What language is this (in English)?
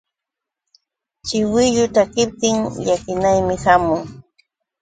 Yauyos Quechua